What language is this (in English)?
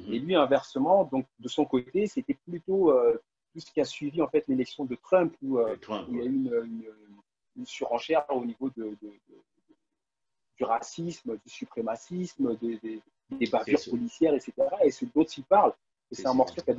French